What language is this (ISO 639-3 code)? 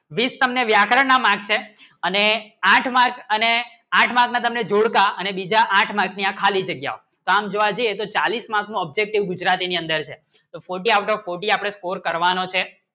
guj